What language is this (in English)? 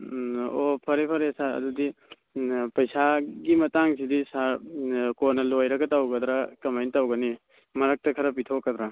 Manipuri